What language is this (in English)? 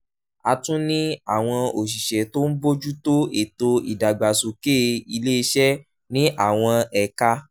Yoruba